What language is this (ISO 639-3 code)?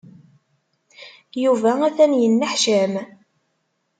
kab